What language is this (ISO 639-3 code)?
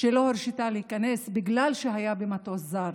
heb